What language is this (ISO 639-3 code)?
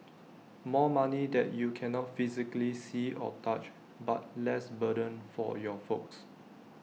eng